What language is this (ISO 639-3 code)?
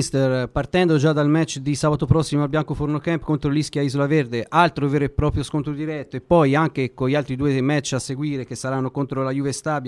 ita